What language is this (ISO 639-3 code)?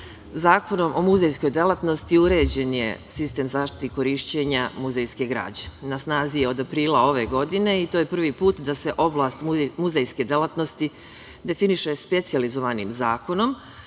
srp